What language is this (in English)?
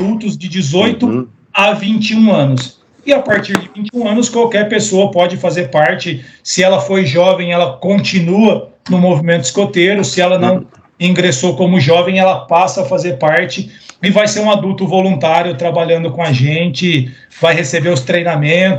Portuguese